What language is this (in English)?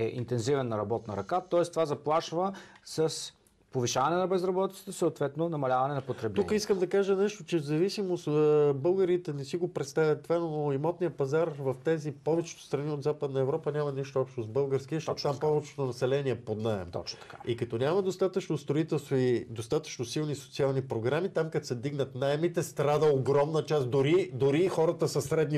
Bulgarian